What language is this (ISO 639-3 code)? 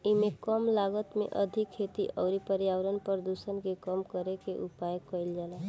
bho